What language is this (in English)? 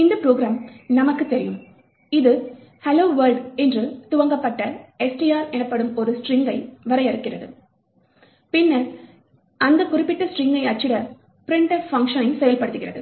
Tamil